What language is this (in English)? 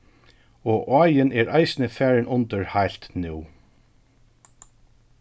Faroese